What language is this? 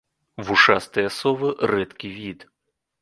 Belarusian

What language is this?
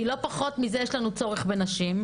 Hebrew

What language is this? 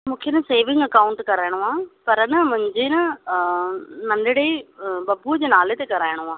Sindhi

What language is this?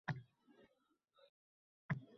Uzbek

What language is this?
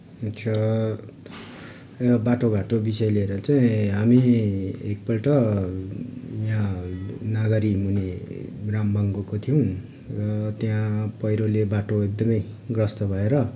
Nepali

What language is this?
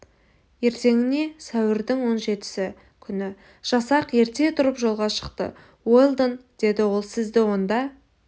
Kazakh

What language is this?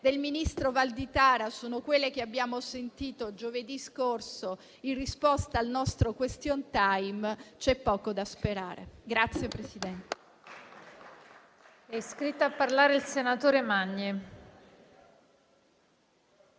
Italian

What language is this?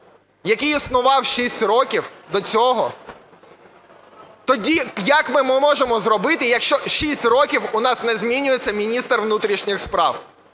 Ukrainian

